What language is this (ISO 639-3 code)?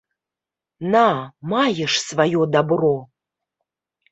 bel